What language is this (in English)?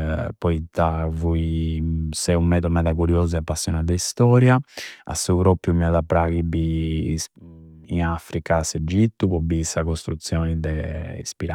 Campidanese Sardinian